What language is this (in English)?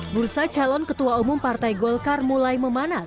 Indonesian